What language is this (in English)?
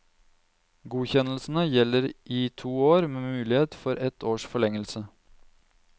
Norwegian